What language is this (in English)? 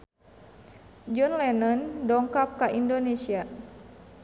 Sundanese